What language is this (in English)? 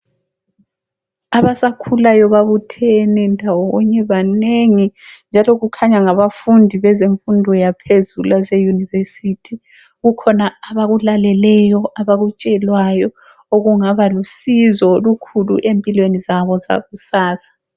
North Ndebele